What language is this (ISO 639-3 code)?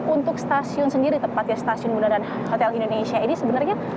ind